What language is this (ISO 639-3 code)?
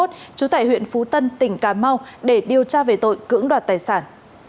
vie